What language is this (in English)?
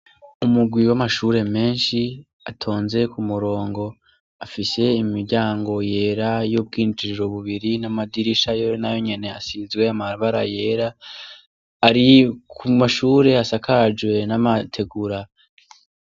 Rundi